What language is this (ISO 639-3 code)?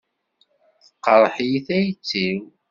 kab